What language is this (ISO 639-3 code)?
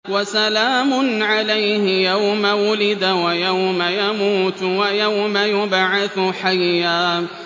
ara